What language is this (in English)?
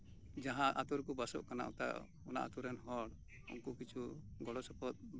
Santali